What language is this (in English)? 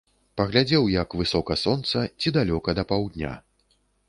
Belarusian